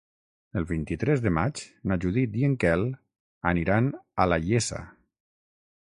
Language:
Catalan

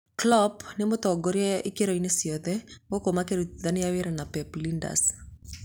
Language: Kikuyu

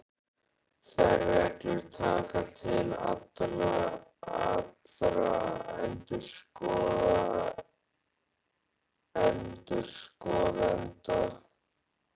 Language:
Icelandic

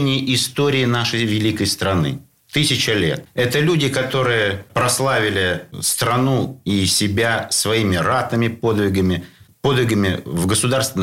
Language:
Russian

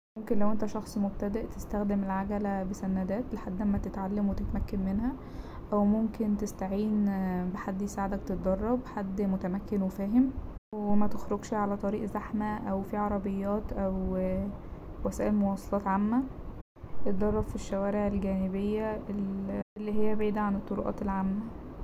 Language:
Egyptian Arabic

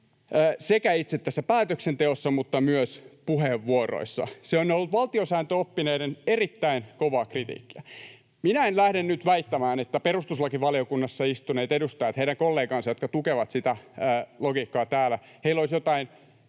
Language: Finnish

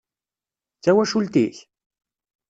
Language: Kabyle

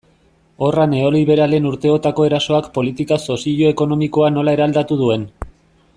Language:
Basque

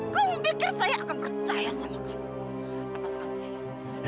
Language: Indonesian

